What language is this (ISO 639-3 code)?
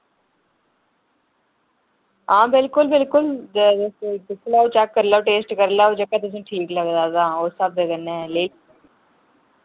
doi